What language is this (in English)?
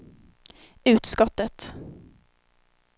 Swedish